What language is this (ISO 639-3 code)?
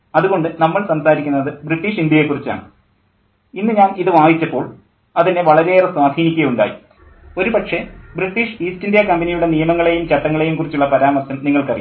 mal